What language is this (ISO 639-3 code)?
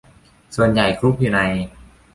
tha